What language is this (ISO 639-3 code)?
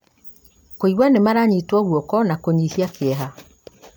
kik